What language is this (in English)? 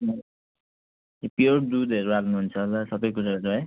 Nepali